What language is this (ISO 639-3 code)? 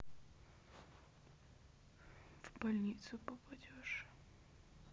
rus